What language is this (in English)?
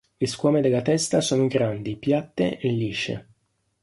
Italian